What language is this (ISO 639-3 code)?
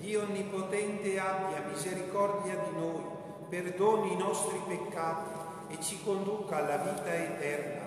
ita